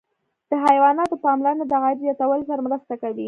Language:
Pashto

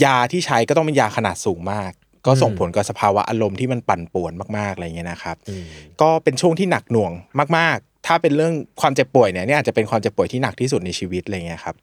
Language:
Thai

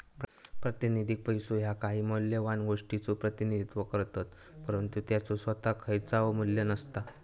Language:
Marathi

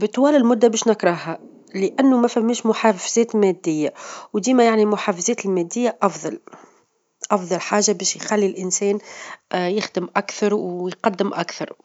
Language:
Tunisian Arabic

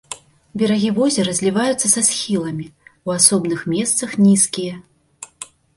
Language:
Belarusian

